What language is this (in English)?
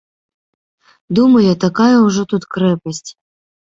Belarusian